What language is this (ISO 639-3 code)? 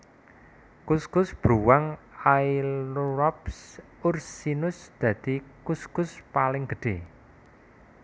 jav